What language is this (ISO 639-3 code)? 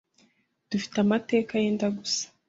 kin